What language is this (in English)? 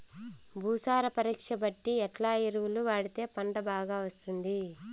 Telugu